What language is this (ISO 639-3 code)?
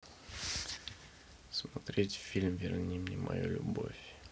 rus